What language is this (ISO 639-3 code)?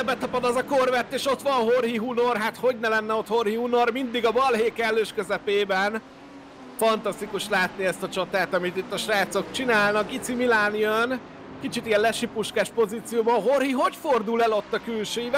hun